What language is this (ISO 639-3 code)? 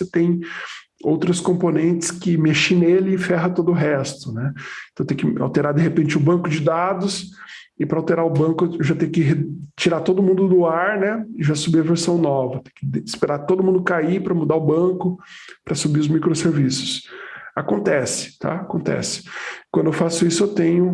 por